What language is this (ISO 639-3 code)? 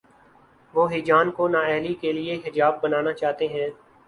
urd